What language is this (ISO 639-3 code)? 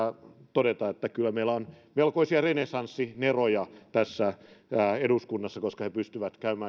fin